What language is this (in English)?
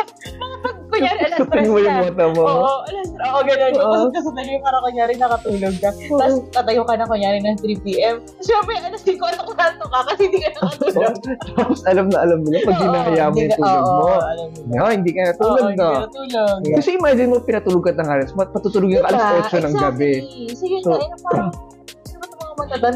Filipino